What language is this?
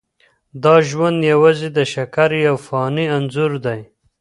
Pashto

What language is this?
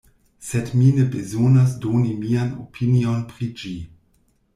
Esperanto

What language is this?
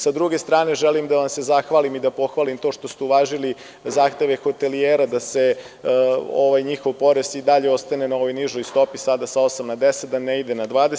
Serbian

